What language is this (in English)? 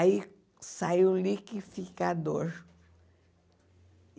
Portuguese